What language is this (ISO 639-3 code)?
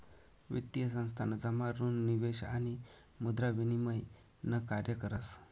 mar